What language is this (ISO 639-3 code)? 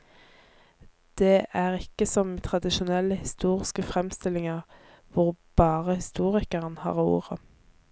nor